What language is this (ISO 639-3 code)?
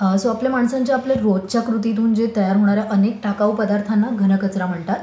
mar